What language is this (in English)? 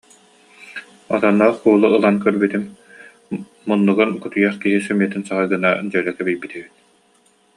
Yakut